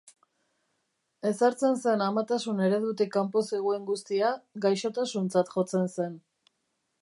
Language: Basque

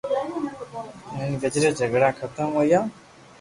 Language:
Loarki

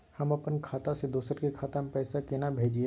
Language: Maithili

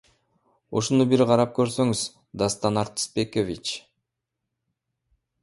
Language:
Kyrgyz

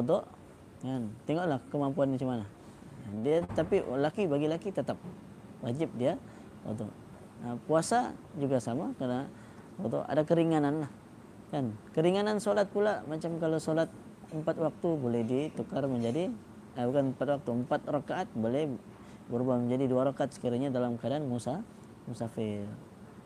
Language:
Malay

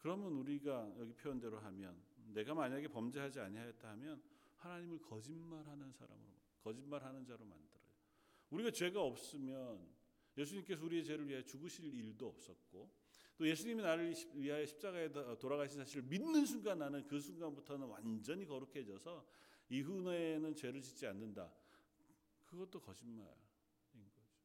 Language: Korean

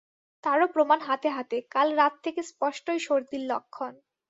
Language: Bangla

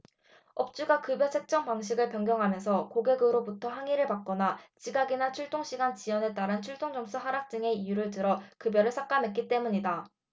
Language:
Korean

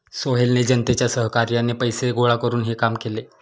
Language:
Marathi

